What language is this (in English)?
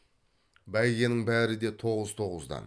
Kazakh